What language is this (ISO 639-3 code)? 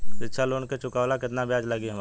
bho